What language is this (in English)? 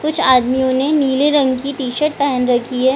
Hindi